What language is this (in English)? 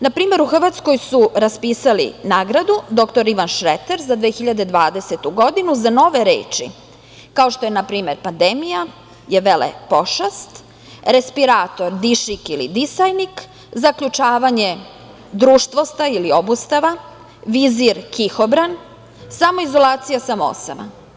Serbian